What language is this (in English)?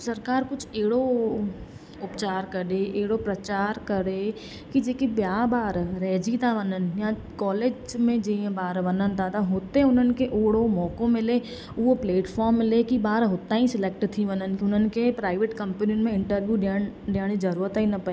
Sindhi